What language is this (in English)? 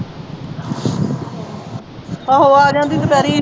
Punjabi